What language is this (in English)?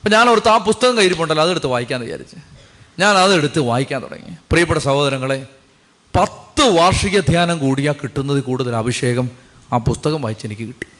Malayalam